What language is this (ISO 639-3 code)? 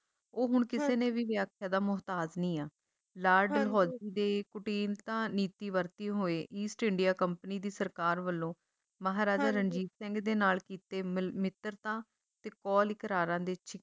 pan